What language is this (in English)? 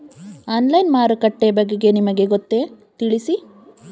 Kannada